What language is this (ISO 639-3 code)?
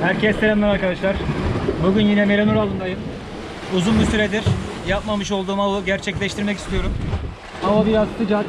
tur